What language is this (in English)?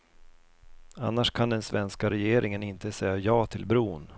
Swedish